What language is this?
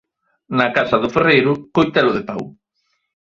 Galician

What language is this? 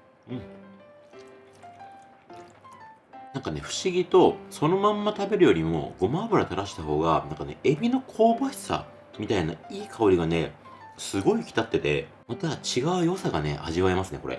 Japanese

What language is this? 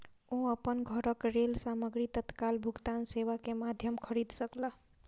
Maithili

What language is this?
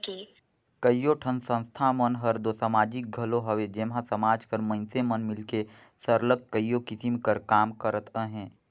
Chhattisgarhi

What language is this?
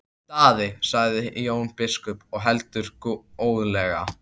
Icelandic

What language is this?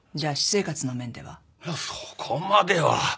Japanese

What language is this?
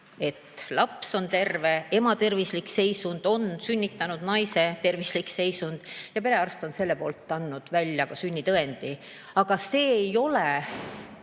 Estonian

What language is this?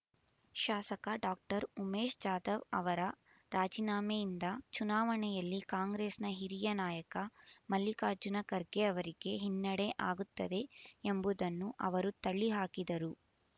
Kannada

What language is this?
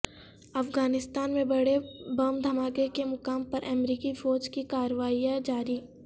Urdu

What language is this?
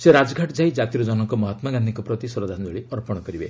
Odia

